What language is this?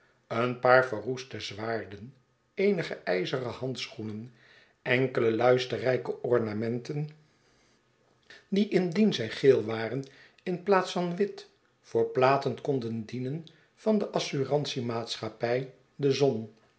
Dutch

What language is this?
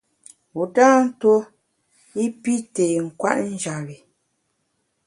Bamun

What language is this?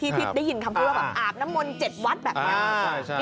Thai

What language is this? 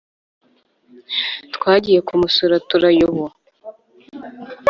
Kinyarwanda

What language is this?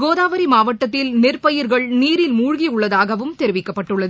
Tamil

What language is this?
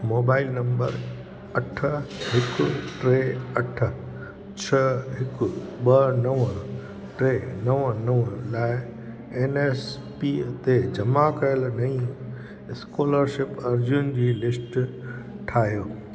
Sindhi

